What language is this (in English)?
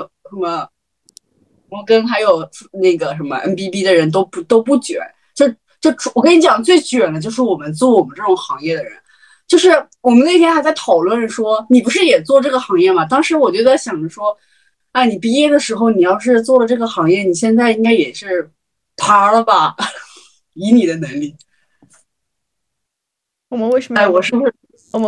Chinese